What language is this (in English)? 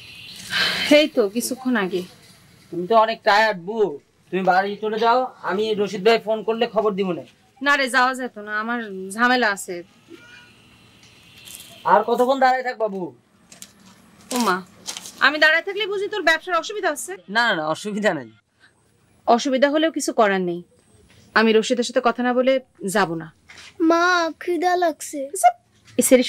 Bangla